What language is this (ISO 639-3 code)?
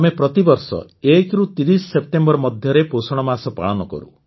ori